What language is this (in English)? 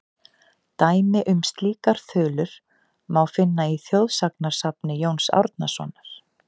Icelandic